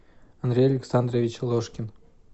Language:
Russian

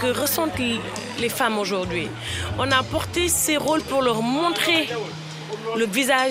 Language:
French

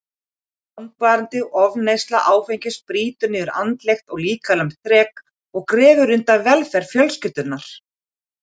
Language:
Icelandic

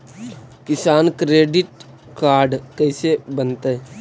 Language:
Magahi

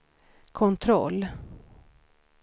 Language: Swedish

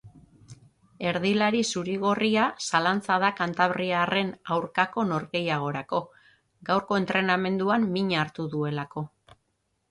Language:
Basque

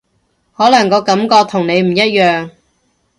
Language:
Cantonese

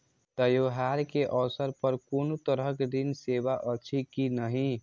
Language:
Maithili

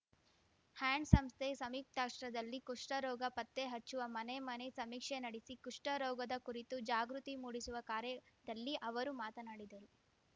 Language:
Kannada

